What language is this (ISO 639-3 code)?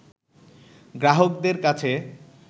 ben